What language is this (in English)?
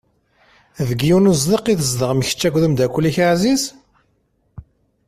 Kabyle